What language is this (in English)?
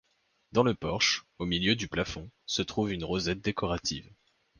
French